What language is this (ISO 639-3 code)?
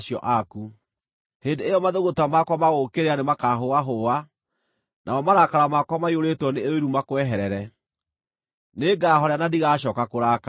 kik